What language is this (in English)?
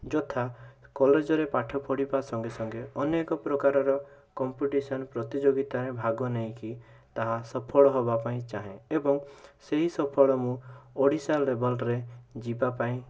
Odia